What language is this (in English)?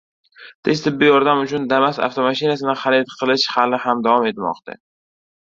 Uzbek